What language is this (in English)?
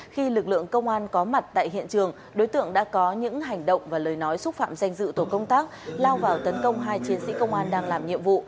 Vietnamese